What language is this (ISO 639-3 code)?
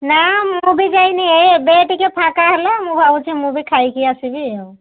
ori